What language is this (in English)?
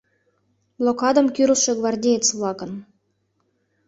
Mari